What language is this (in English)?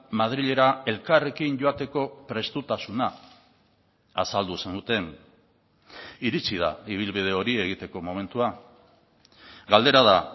Basque